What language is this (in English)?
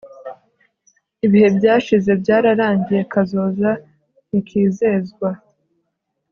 Kinyarwanda